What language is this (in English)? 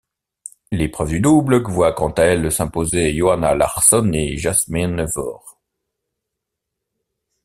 French